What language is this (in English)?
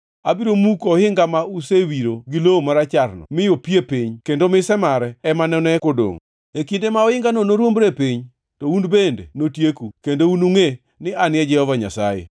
Luo (Kenya and Tanzania)